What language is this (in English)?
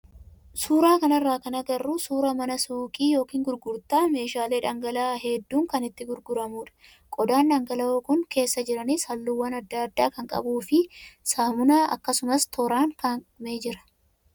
Oromo